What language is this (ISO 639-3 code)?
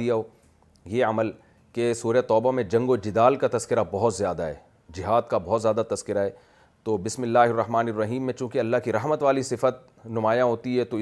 urd